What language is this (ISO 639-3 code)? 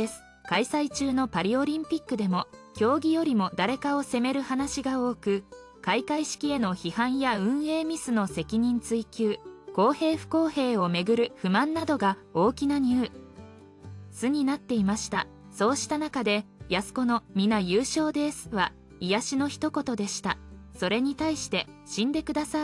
jpn